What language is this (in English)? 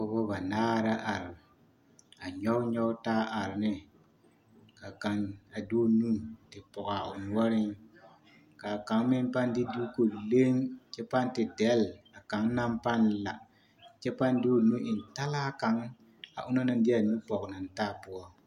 Southern Dagaare